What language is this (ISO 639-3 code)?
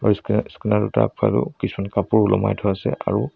asm